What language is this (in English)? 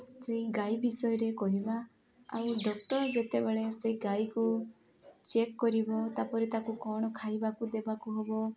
Odia